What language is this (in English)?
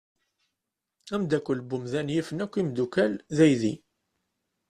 Kabyle